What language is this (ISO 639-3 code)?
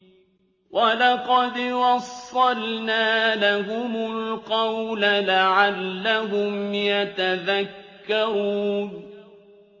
ara